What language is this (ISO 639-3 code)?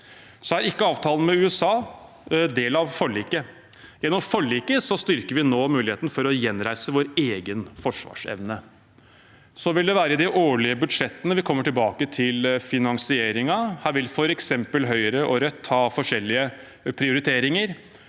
nor